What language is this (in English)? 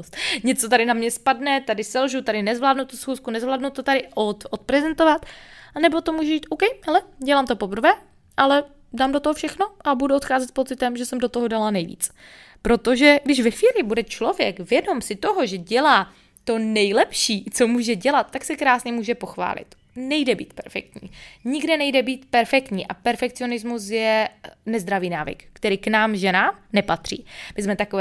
Czech